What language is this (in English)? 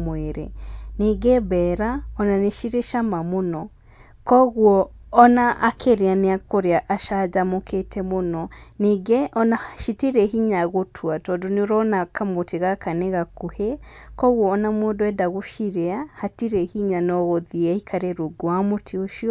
Kikuyu